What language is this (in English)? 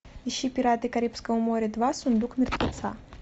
Russian